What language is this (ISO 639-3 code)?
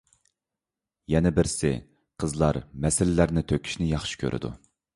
uig